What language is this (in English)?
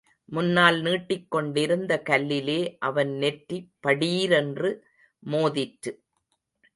Tamil